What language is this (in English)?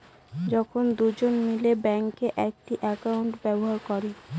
Bangla